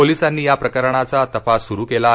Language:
Marathi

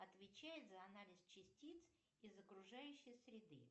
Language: Russian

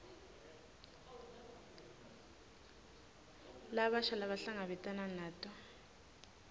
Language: Swati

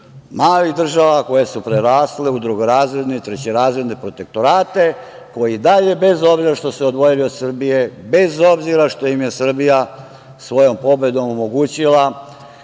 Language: Serbian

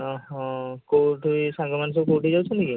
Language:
Odia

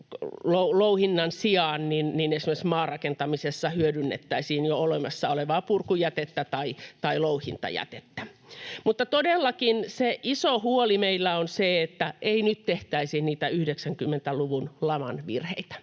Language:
Finnish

